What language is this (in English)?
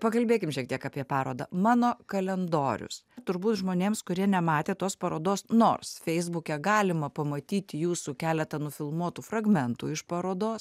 Lithuanian